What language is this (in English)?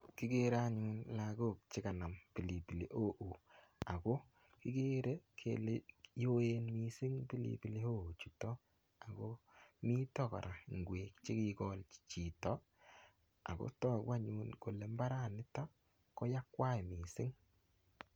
Kalenjin